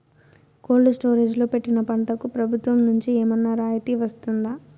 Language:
Telugu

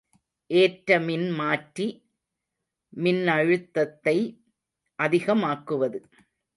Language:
Tamil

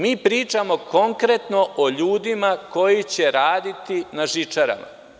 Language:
Serbian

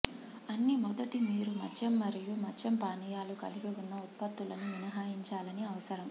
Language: Telugu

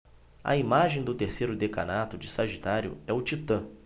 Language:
Portuguese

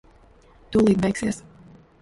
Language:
Latvian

